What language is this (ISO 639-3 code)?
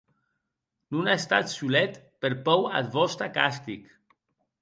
oci